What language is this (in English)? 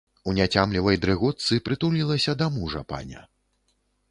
Belarusian